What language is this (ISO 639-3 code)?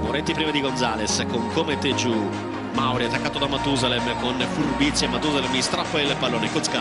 ita